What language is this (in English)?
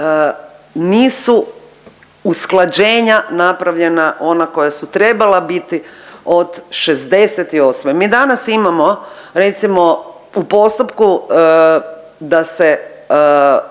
Croatian